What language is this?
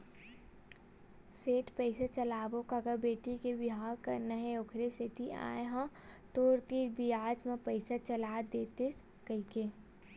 Chhattisgarhi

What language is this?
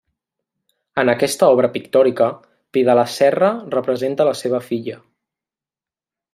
Catalan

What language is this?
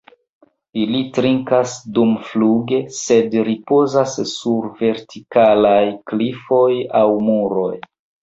Esperanto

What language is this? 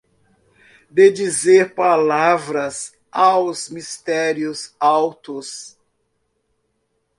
Portuguese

